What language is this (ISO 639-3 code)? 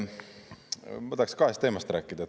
est